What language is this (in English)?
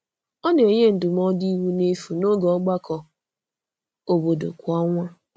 Igbo